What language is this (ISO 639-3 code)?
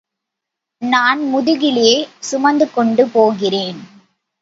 tam